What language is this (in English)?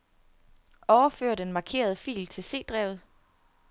Danish